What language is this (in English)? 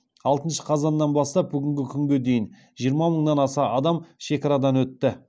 Kazakh